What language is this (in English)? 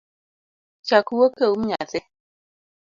Luo (Kenya and Tanzania)